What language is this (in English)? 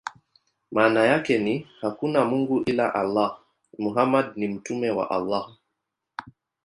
Swahili